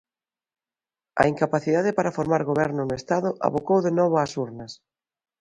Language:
Galician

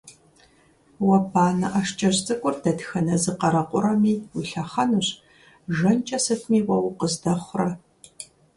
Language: Kabardian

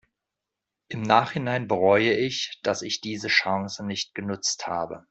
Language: German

